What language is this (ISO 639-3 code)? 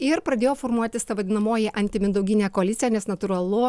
lit